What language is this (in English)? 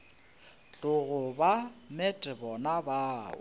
Northern Sotho